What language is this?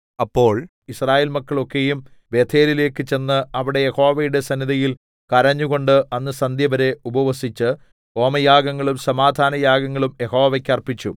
Malayalam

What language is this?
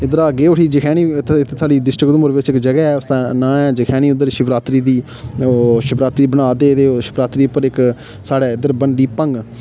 Dogri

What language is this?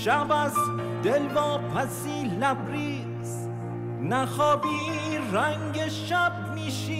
Persian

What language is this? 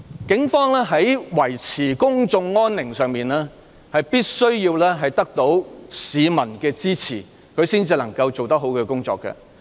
Cantonese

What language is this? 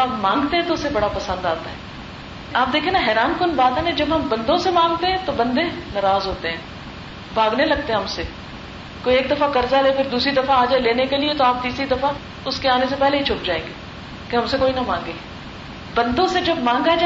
Urdu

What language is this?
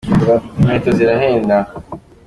Kinyarwanda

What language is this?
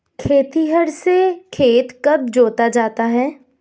Hindi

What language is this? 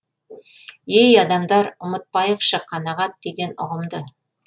Kazakh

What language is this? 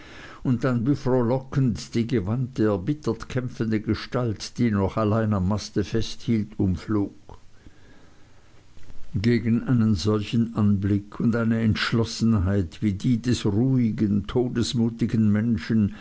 German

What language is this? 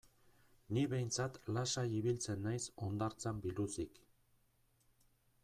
Basque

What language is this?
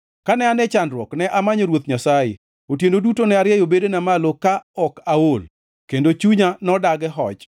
Luo (Kenya and Tanzania)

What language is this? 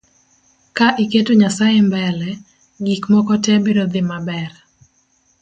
Luo (Kenya and Tanzania)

